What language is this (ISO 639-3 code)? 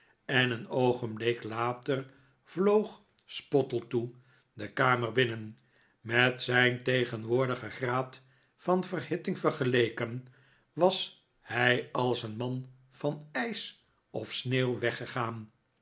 nld